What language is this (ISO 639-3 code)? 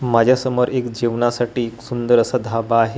mar